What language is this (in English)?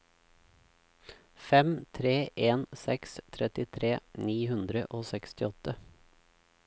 Norwegian